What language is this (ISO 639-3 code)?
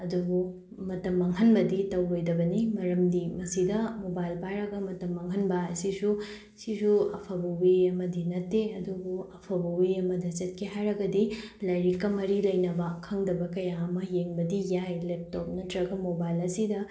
mni